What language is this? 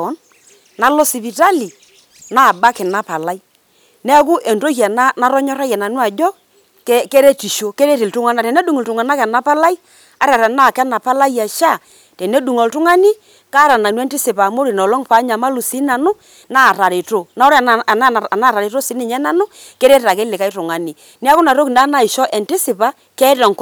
Masai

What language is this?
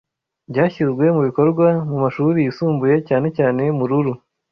Kinyarwanda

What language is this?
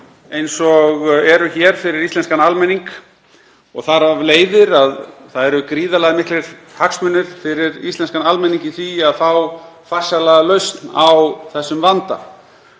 Icelandic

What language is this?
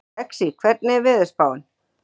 Icelandic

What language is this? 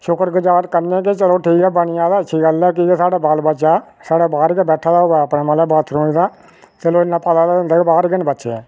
Dogri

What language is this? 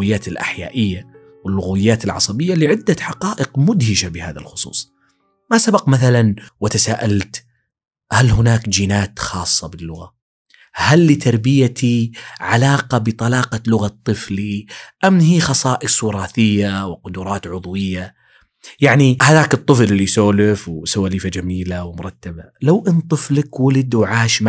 Arabic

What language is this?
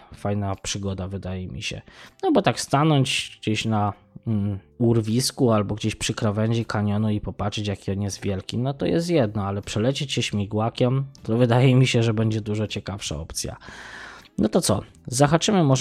Polish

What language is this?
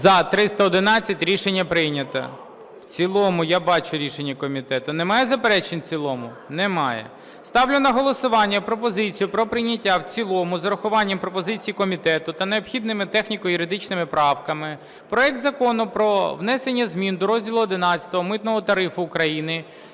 Ukrainian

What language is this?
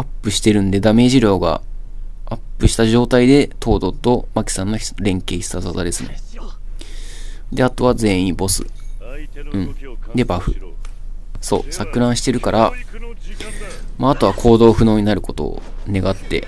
Japanese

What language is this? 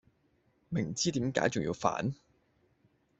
Cantonese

